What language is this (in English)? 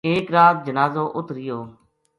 Gujari